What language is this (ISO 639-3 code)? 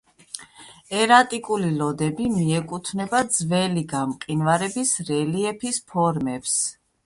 kat